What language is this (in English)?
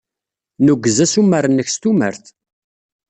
Kabyle